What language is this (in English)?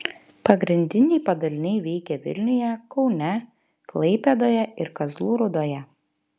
Lithuanian